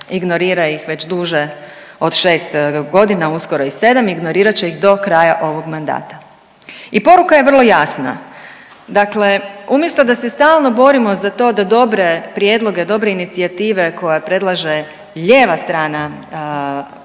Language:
Croatian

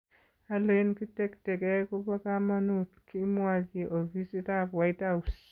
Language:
Kalenjin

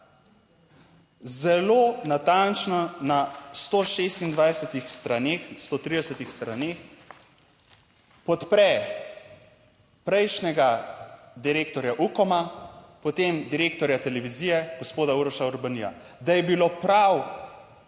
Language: Slovenian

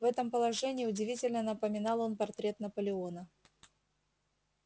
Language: Russian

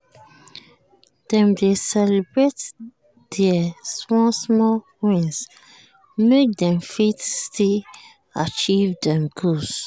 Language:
Nigerian Pidgin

